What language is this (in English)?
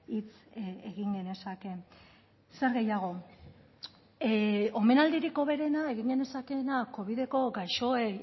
Basque